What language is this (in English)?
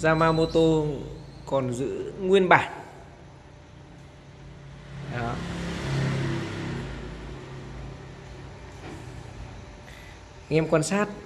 Vietnamese